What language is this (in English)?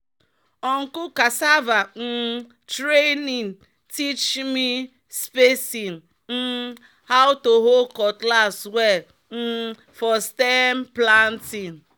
Nigerian Pidgin